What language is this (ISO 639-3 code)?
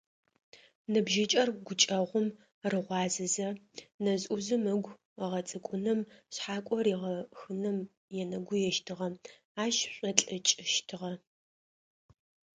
ady